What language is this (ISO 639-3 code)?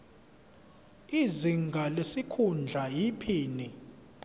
zul